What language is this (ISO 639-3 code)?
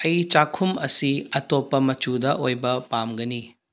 mni